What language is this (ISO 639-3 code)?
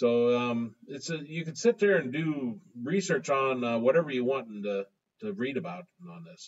eng